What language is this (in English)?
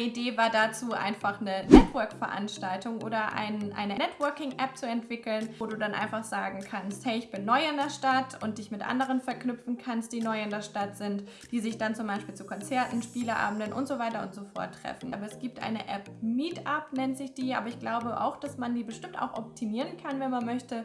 German